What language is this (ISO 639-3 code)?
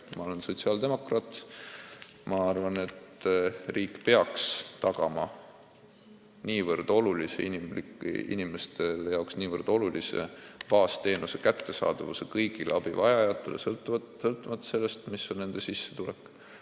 est